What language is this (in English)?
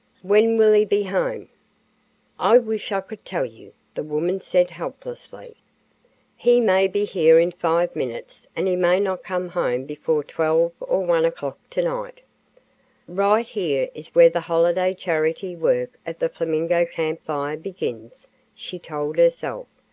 English